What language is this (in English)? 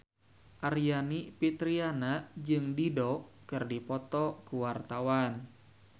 Sundanese